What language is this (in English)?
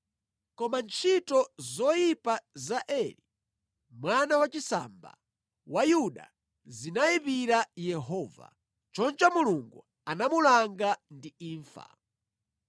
Nyanja